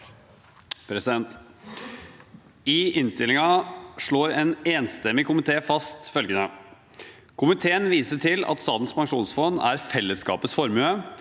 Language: Norwegian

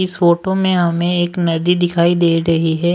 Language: Hindi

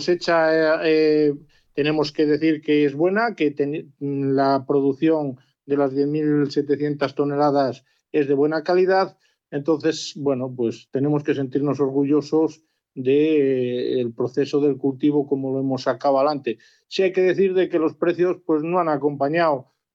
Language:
Spanish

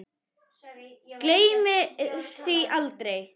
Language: Icelandic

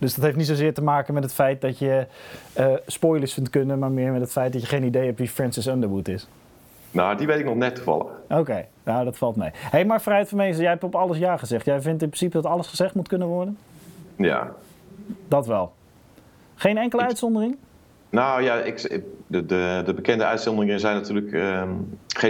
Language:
Dutch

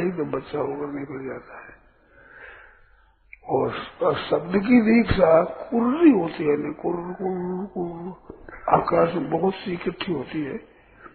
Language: Hindi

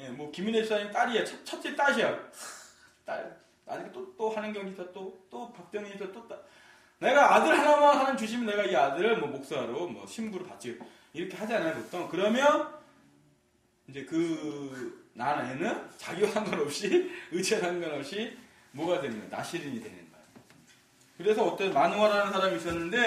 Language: Korean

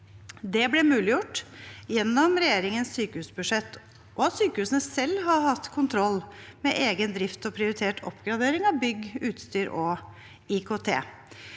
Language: Norwegian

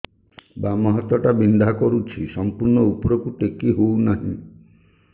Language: Odia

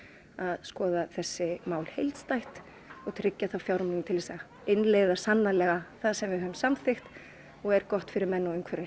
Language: Icelandic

